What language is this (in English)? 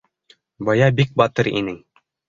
Bashkir